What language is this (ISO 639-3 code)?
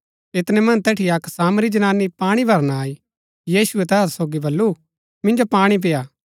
gbk